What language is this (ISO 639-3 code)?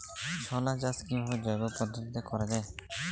ben